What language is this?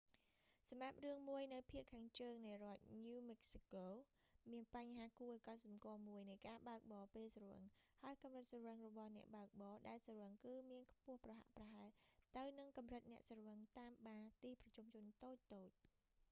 Khmer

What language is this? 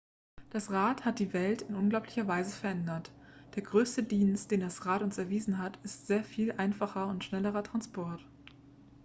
German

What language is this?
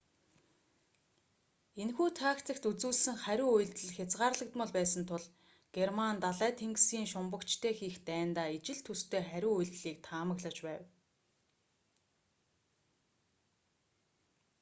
Mongolian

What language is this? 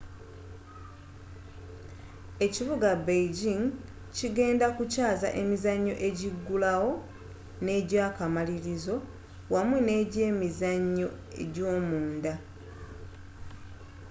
Ganda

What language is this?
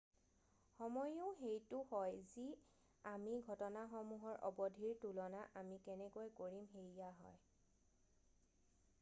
Assamese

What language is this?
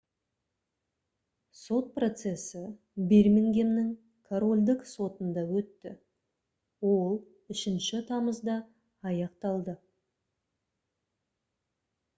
Kazakh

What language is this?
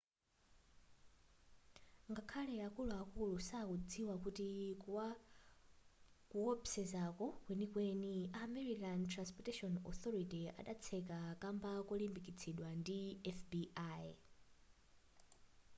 Nyanja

